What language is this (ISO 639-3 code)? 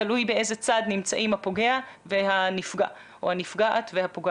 heb